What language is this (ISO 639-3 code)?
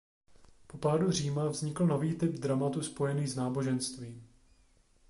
ces